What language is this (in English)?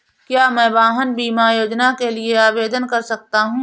Hindi